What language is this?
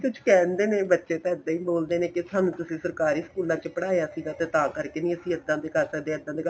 Punjabi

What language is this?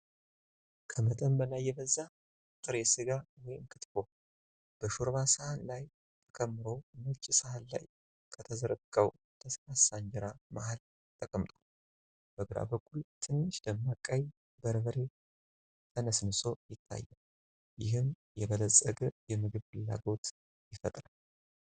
Amharic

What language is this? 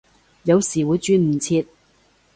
Cantonese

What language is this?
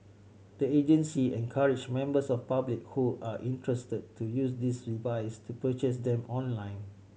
English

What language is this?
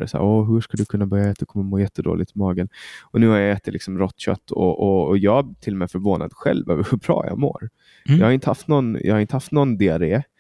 Swedish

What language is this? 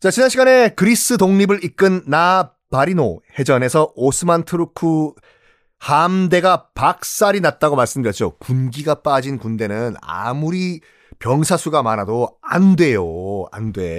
Korean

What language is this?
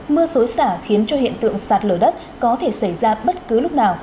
Vietnamese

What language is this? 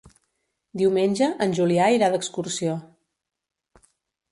Catalan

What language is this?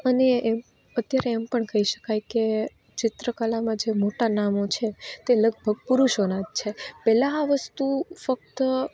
Gujarati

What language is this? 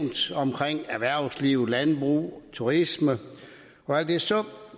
Danish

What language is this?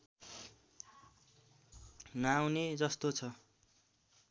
Nepali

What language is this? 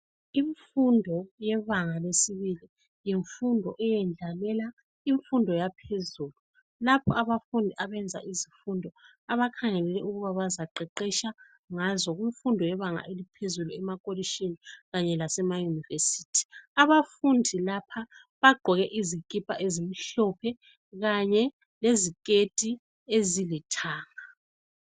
North Ndebele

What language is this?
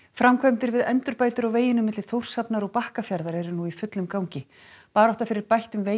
Icelandic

